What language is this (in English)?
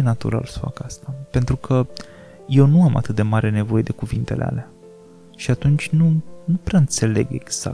Romanian